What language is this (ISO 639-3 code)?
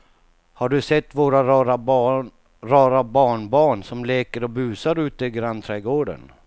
swe